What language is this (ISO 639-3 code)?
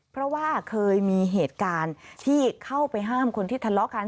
tha